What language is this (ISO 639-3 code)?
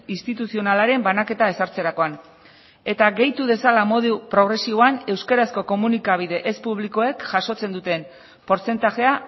eus